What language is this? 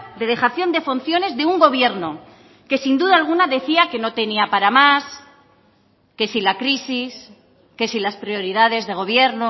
Spanish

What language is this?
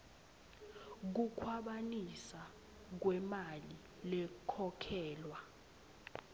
Swati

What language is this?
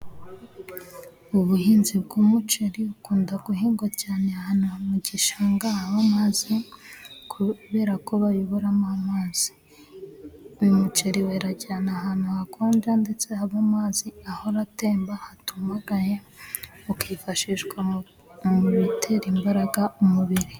Kinyarwanda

